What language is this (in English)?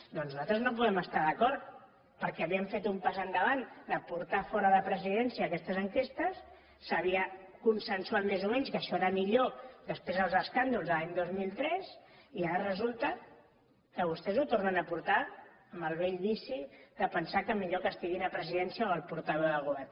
Catalan